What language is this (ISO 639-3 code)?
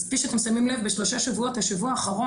heb